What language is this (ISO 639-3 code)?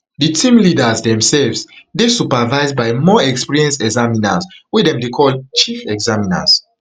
pcm